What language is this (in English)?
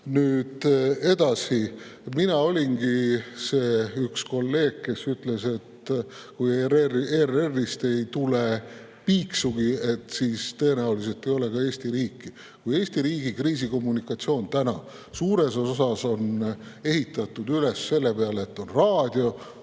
Estonian